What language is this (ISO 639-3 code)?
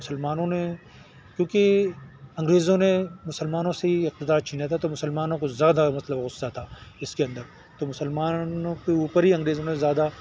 urd